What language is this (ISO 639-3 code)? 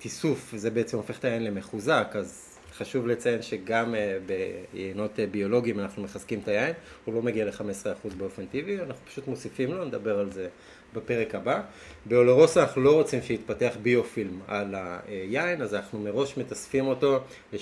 heb